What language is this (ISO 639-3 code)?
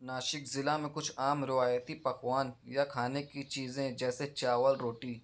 urd